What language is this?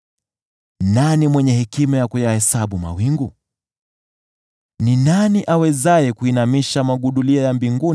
Swahili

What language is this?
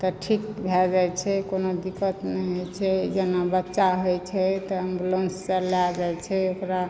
Maithili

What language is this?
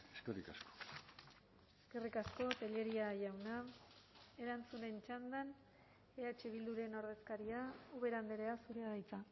Basque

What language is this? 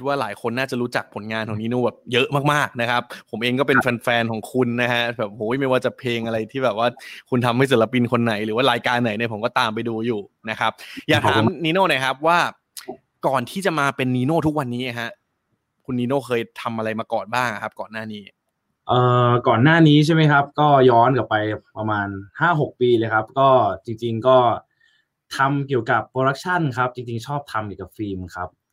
Thai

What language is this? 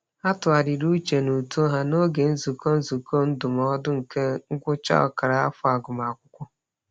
Igbo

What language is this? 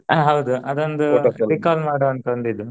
Kannada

